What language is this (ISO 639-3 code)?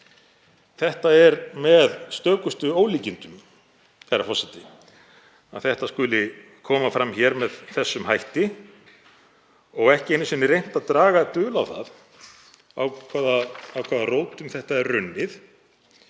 isl